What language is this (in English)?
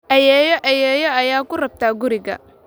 Somali